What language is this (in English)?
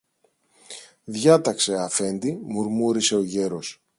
Greek